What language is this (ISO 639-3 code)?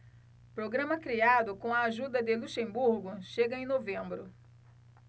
por